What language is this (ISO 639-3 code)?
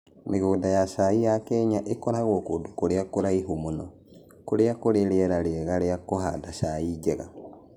kik